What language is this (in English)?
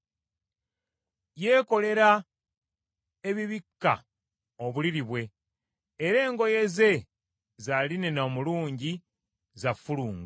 Ganda